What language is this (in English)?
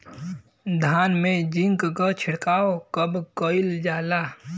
Bhojpuri